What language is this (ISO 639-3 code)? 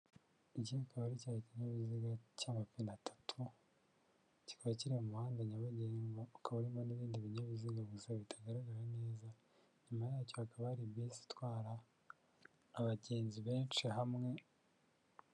kin